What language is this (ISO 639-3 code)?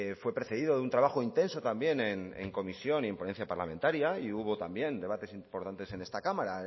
spa